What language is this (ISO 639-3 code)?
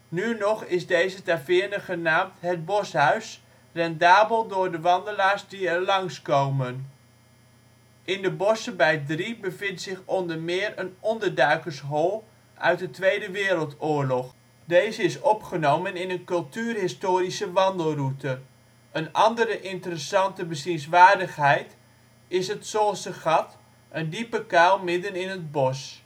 nld